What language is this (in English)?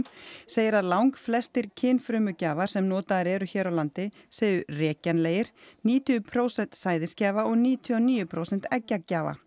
Icelandic